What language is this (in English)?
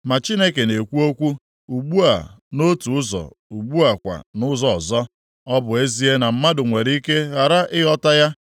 Igbo